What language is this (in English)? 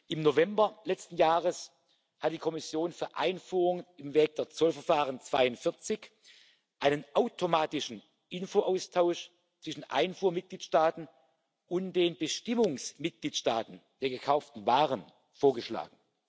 German